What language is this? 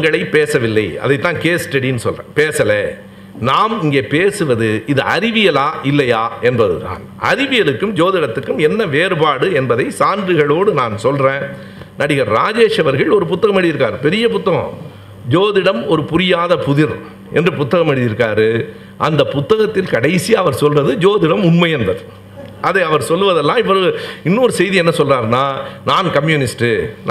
Tamil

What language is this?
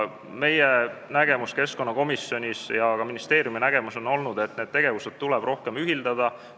Estonian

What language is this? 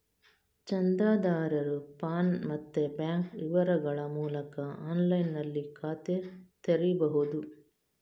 Kannada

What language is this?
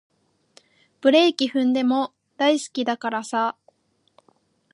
Japanese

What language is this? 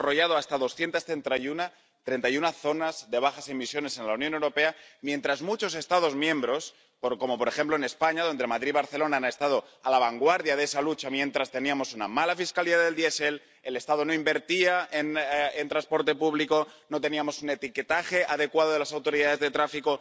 Spanish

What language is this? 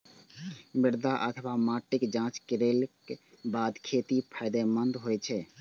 Maithili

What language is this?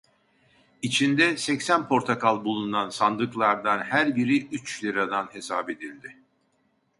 Turkish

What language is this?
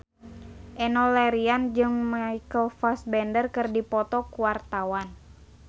Sundanese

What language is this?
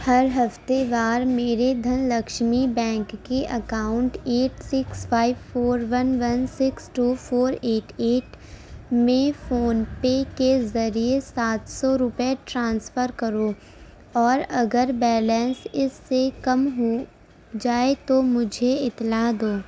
Urdu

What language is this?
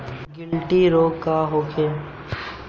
Bhojpuri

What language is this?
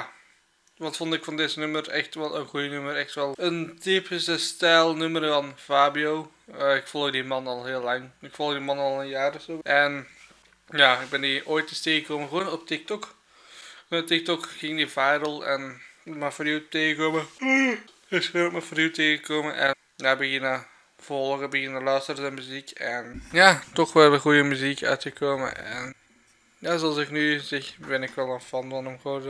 Dutch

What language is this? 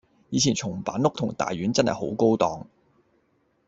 Cantonese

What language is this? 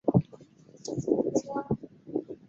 Chinese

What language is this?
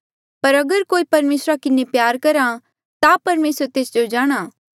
Mandeali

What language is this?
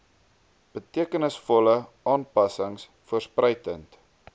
Afrikaans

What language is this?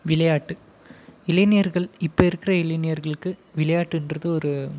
Tamil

